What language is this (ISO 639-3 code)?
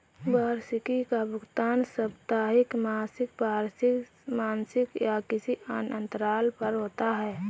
hin